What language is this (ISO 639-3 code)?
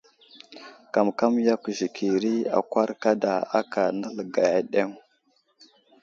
udl